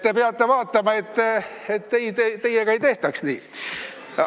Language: Estonian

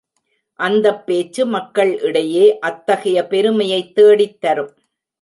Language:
Tamil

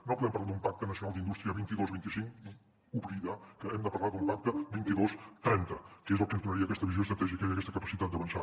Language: Catalan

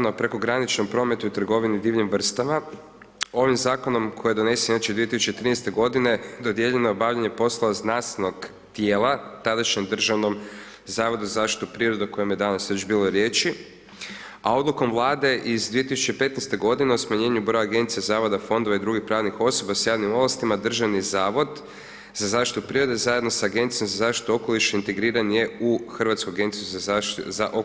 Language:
Croatian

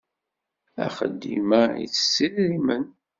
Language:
Kabyle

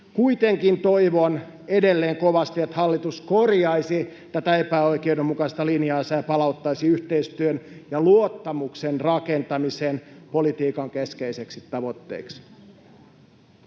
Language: Finnish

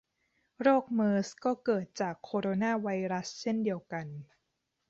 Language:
Thai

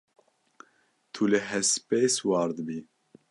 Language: Kurdish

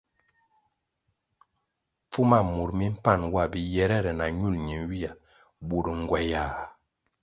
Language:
Kwasio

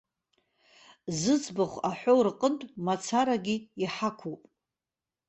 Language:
Abkhazian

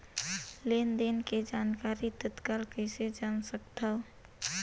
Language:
Chhattisgarhi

